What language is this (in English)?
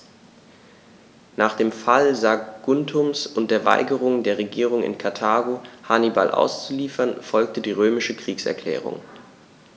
German